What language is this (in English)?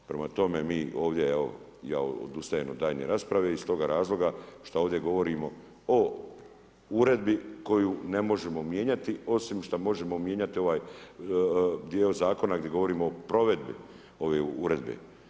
Croatian